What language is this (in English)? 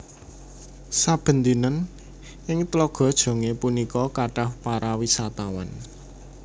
Javanese